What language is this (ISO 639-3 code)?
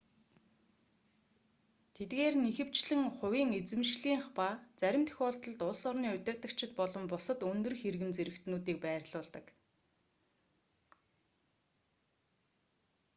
mon